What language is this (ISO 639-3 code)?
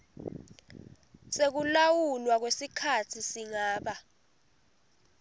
ssw